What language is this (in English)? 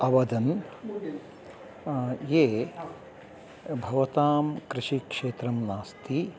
Sanskrit